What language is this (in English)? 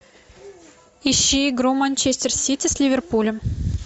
Russian